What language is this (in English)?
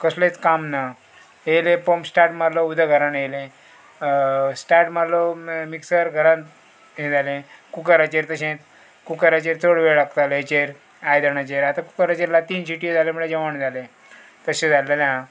Konkani